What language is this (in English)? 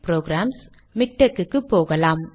Tamil